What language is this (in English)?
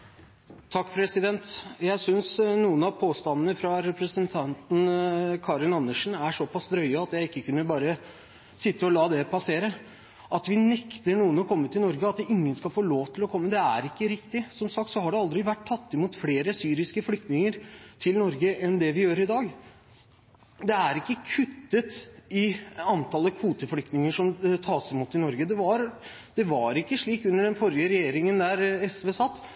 Norwegian Bokmål